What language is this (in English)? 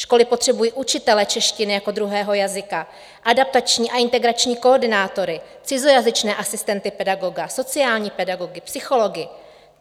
Czech